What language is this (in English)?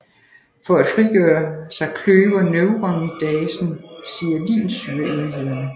Danish